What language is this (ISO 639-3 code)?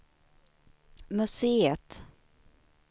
swe